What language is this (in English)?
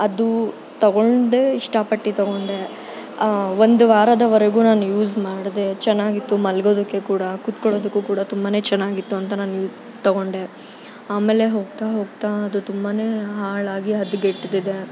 Kannada